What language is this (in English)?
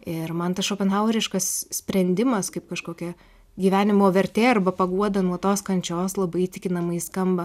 Lithuanian